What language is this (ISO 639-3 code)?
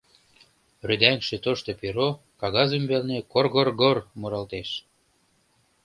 chm